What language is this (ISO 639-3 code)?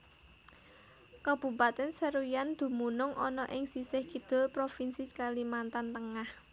jav